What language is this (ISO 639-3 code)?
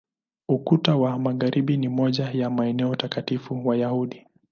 swa